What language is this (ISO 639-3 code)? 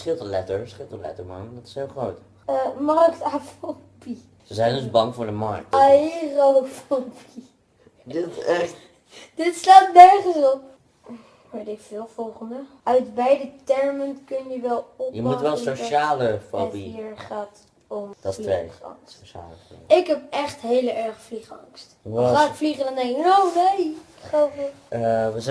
nld